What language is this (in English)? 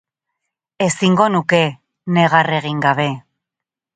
Basque